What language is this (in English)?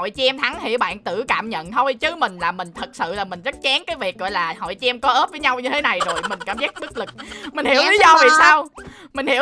Vietnamese